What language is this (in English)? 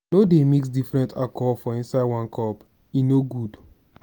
Nigerian Pidgin